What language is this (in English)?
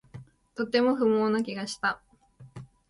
Japanese